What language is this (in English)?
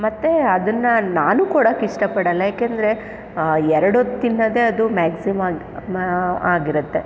Kannada